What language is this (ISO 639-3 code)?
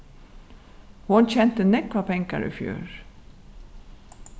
fao